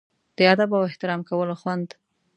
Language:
Pashto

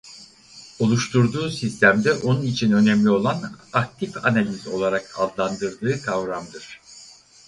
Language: Turkish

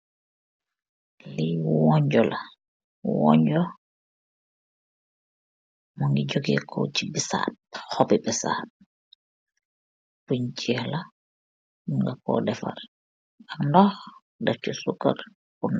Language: Wolof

